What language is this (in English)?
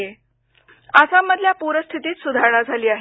Marathi